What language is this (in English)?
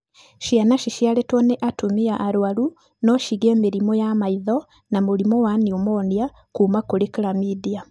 Kikuyu